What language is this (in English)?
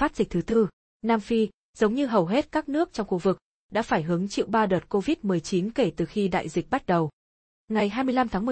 Vietnamese